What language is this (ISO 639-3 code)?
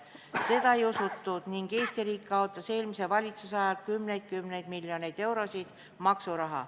est